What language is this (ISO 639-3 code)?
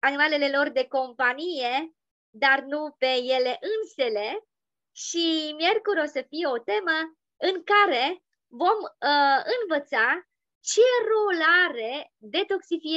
ron